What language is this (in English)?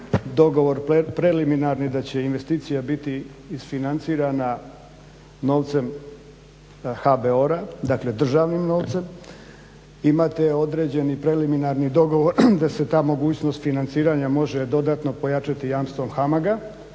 Croatian